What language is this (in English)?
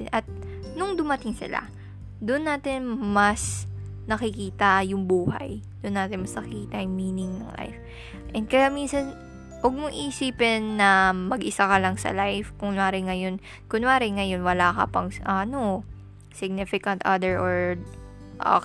Filipino